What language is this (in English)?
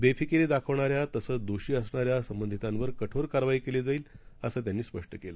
Marathi